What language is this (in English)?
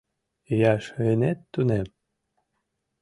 Mari